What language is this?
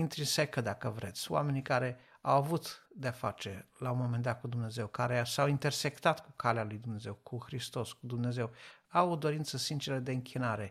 Romanian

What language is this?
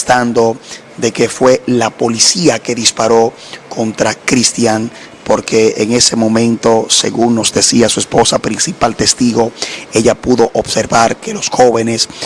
Spanish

